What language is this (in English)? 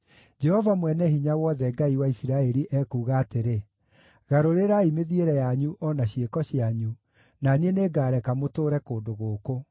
Kikuyu